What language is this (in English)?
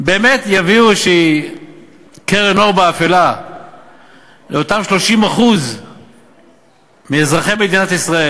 Hebrew